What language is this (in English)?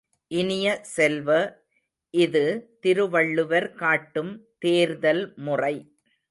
Tamil